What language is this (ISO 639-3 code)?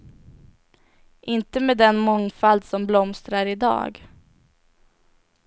swe